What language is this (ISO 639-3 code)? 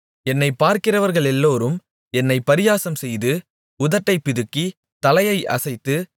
tam